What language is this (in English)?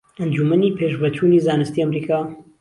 Central Kurdish